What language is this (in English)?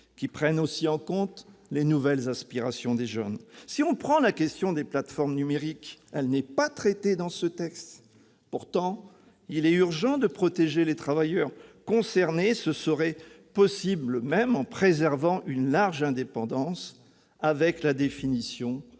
French